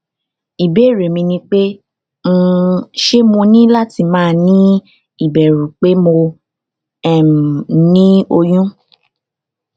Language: Yoruba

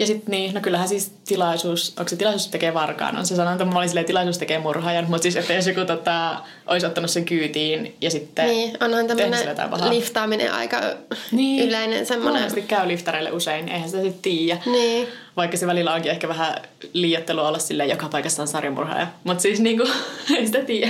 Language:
Finnish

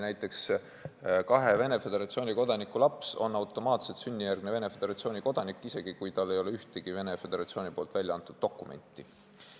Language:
Estonian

